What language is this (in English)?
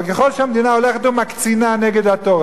Hebrew